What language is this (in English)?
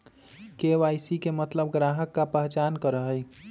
Magahi